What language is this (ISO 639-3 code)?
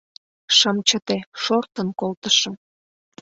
chm